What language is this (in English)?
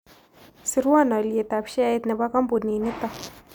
Kalenjin